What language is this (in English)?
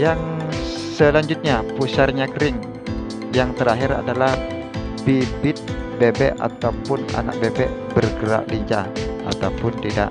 Indonesian